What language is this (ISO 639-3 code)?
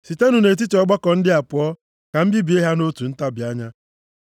ibo